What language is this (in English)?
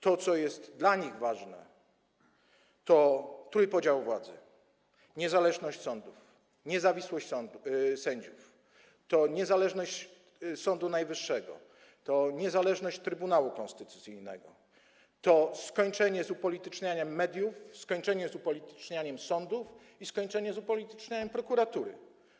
Polish